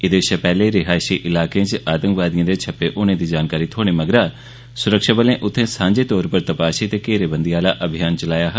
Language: Dogri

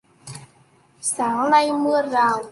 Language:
Vietnamese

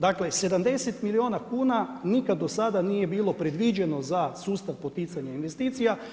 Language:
Croatian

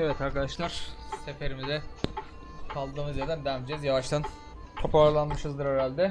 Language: Turkish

